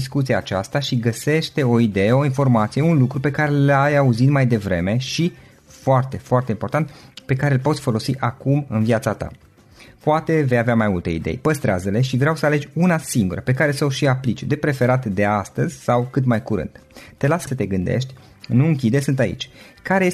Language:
Romanian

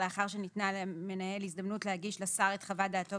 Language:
Hebrew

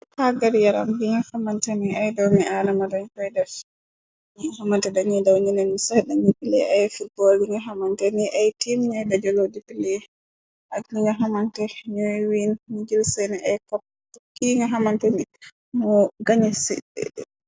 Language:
Wolof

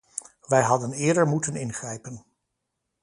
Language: Dutch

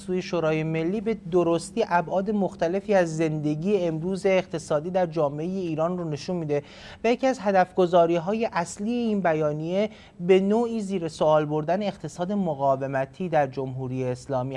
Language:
Persian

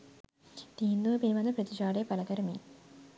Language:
Sinhala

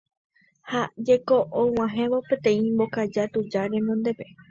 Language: Guarani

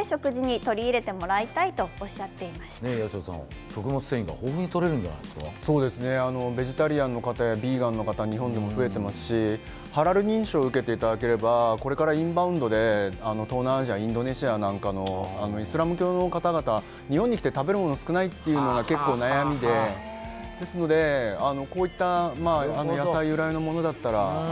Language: Japanese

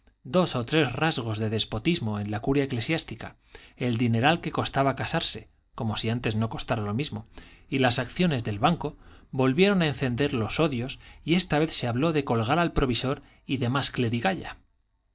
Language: Spanish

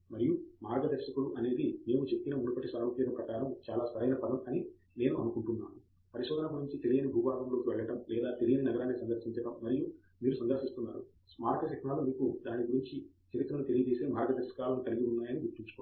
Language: Telugu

